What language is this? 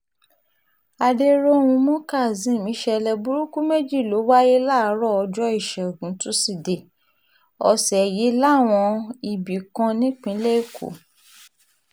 Yoruba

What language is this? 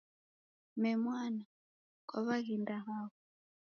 Taita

